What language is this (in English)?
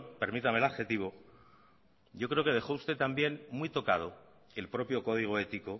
Spanish